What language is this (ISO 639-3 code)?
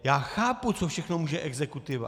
ces